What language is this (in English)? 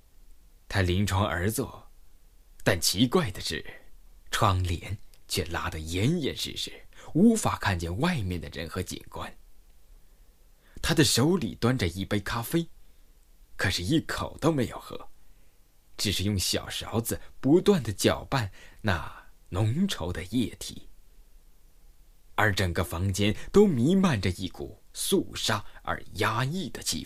Chinese